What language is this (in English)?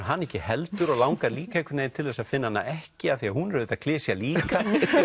Icelandic